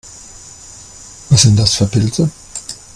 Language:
German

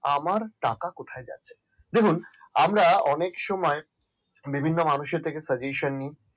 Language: Bangla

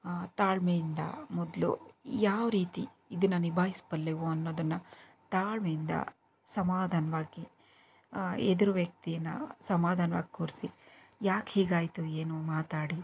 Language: Kannada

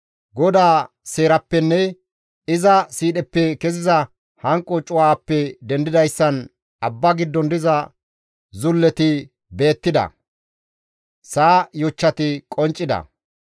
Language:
Gamo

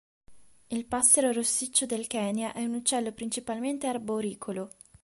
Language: Italian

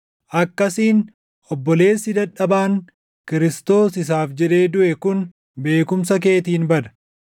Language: Oromo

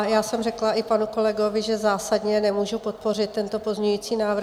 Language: Czech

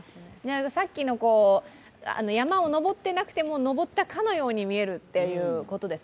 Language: Japanese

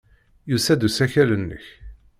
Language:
Kabyle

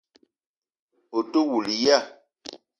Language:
Eton (Cameroon)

